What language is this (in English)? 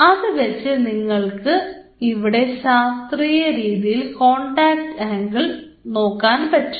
Malayalam